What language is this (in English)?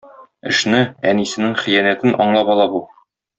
Tatar